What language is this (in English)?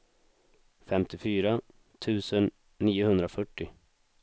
Swedish